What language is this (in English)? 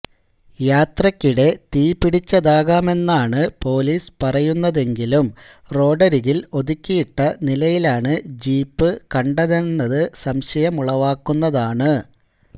Malayalam